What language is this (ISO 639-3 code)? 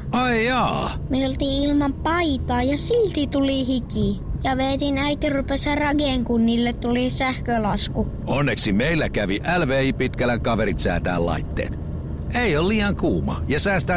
fin